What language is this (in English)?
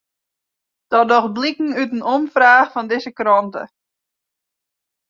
Western Frisian